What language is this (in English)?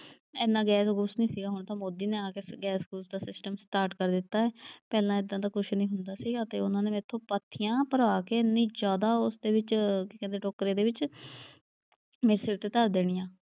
Punjabi